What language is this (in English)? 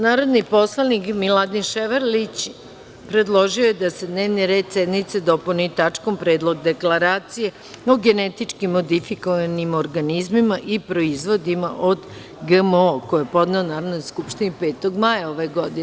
Serbian